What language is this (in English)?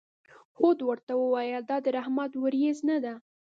Pashto